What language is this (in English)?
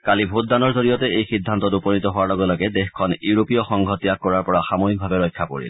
Assamese